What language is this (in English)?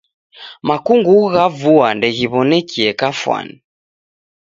Taita